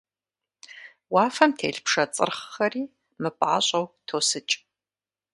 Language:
Kabardian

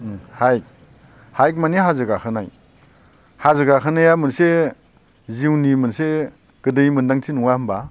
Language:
Bodo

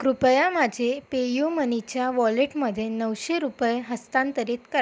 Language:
Marathi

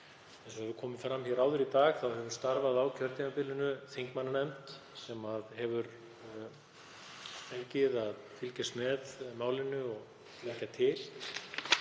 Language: Icelandic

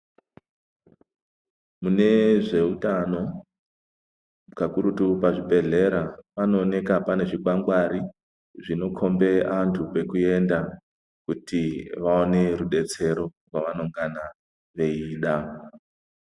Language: Ndau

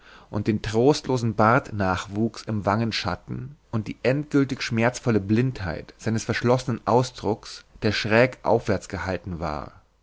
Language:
German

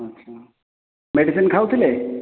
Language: Odia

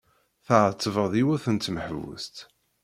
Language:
Kabyle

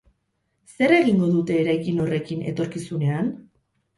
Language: Basque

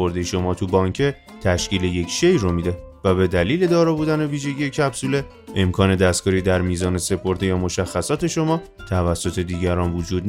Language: Persian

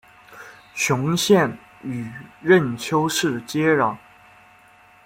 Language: Chinese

